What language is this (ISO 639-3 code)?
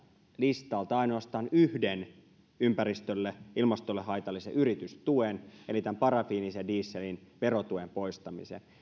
fin